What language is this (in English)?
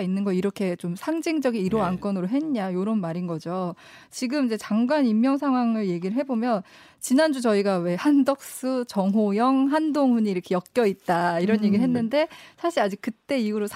Korean